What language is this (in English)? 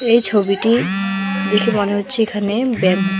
Bangla